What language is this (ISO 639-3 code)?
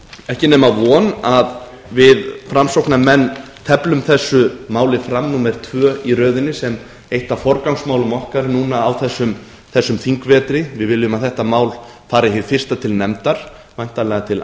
isl